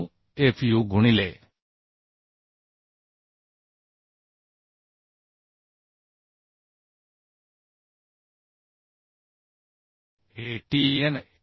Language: Marathi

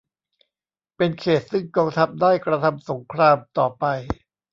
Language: Thai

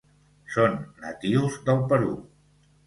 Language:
Catalan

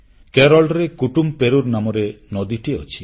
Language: Odia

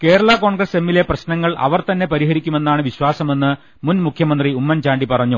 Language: Malayalam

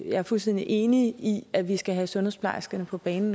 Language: Danish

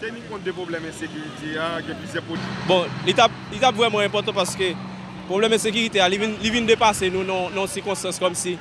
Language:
French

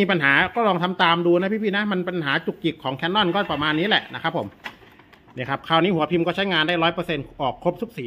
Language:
Thai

